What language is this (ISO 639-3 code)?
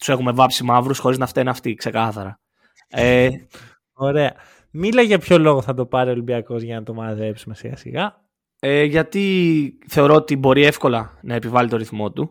ell